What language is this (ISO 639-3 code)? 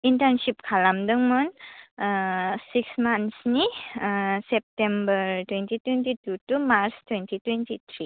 brx